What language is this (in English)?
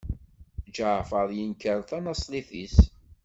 Kabyle